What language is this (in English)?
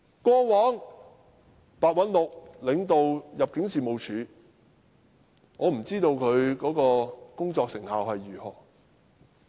Cantonese